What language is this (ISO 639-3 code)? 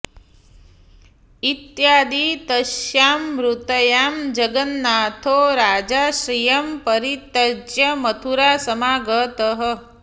san